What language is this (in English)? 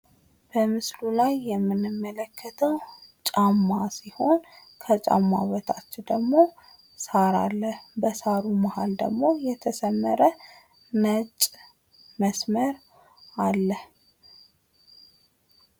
Amharic